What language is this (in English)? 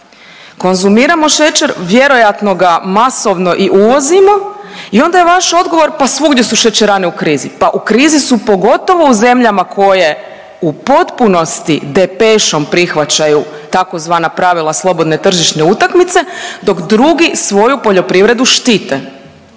Croatian